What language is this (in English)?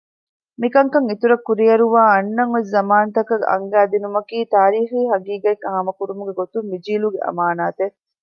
Divehi